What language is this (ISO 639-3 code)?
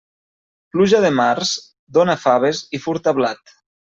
cat